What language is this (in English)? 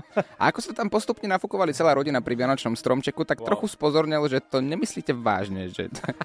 Slovak